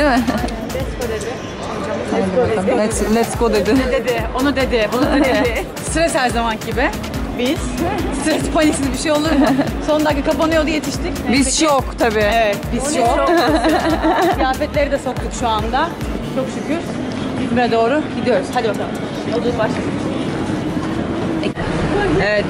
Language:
Turkish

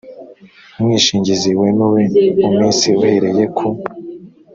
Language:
Kinyarwanda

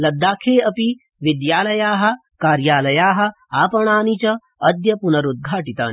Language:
Sanskrit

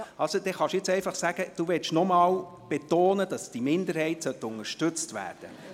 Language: Swiss German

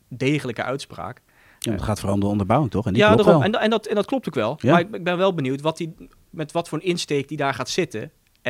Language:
Dutch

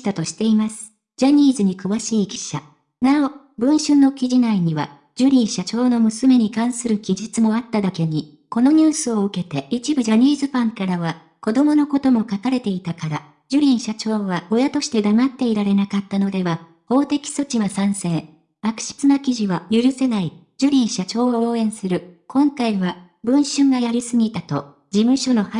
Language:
Japanese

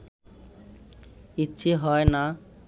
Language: Bangla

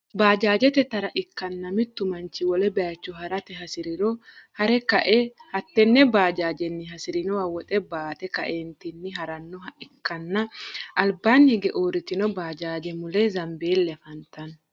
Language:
Sidamo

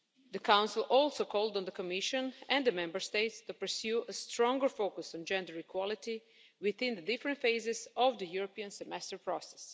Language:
English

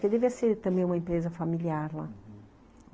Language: Portuguese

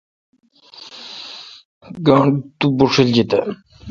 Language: Kalkoti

